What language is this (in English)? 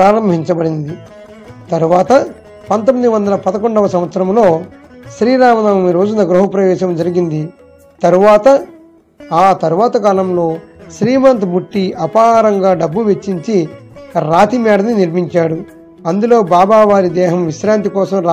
Telugu